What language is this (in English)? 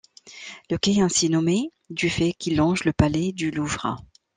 French